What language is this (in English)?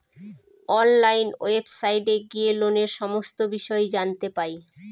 Bangla